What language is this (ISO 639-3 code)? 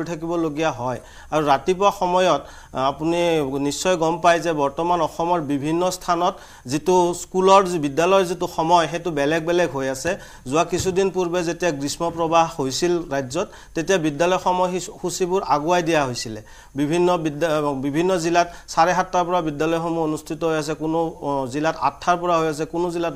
ben